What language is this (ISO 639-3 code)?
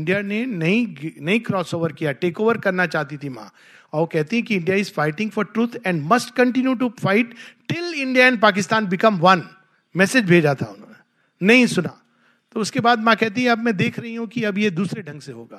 hin